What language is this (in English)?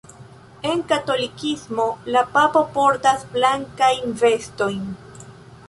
Esperanto